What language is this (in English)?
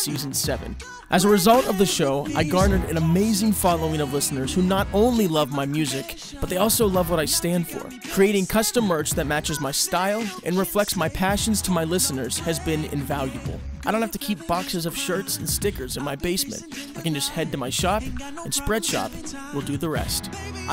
English